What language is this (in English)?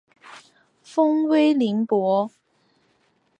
Chinese